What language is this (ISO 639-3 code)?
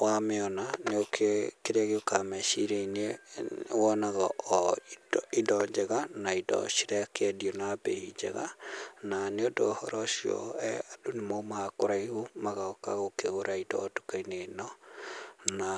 kik